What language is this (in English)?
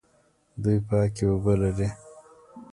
Pashto